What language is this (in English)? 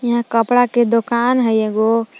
Magahi